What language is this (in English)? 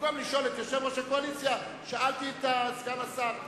Hebrew